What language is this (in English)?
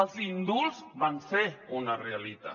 Catalan